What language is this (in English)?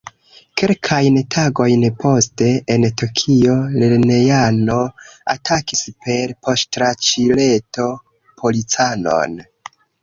Esperanto